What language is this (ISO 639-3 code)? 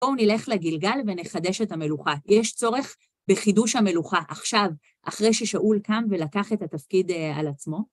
heb